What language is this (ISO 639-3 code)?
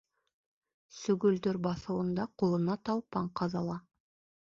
bak